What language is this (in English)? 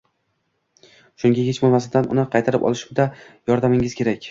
Uzbek